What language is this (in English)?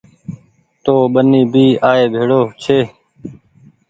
Goaria